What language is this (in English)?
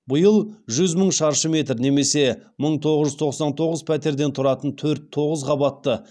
Kazakh